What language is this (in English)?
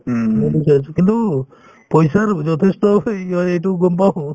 Assamese